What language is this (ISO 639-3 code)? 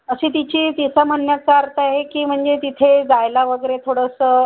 mar